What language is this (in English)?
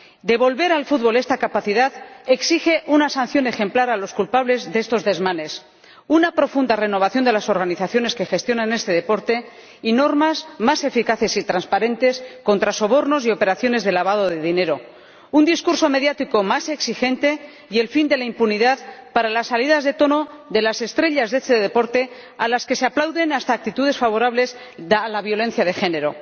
Spanish